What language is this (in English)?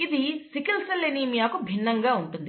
Telugu